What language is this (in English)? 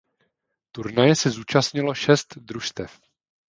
Czech